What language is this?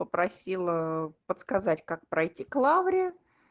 Russian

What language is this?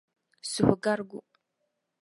Dagbani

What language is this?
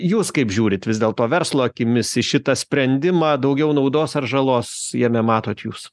Lithuanian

